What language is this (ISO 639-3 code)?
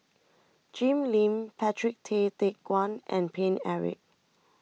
eng